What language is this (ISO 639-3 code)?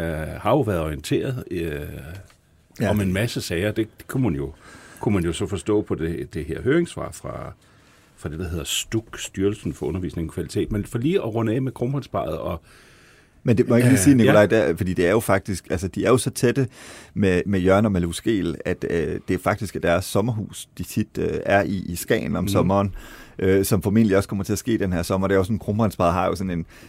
dan